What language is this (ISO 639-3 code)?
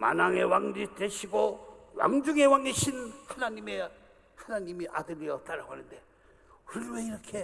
kor